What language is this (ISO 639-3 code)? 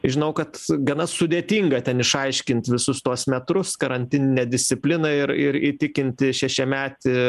lit